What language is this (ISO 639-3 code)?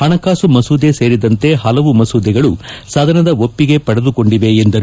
kan